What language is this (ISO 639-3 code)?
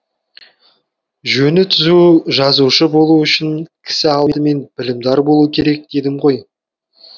kaz